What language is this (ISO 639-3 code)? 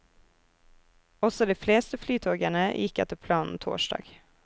nor